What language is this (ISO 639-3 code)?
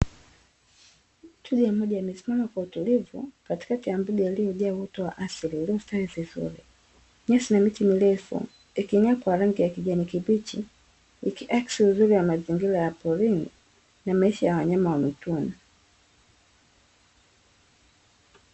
swa